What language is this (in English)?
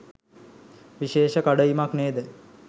Sinhala